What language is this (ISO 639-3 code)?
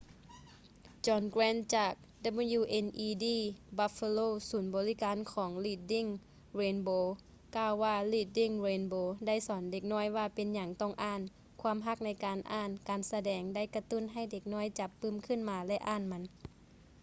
lao